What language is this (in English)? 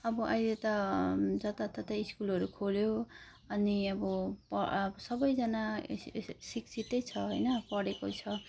Nepali